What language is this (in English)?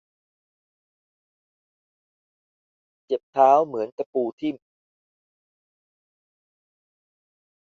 Thai